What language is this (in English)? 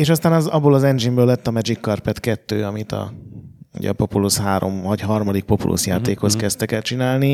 Hungarian